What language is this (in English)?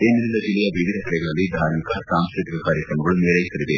Kannada